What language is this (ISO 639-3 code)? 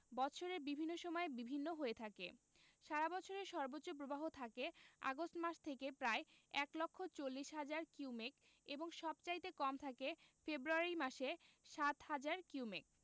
ben